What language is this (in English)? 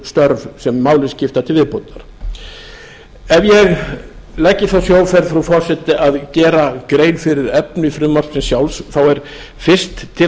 Icelandic